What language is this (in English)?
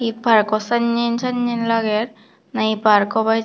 Chakma